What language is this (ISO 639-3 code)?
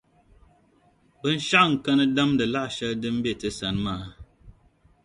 dag